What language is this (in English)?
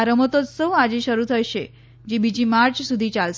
Gujarati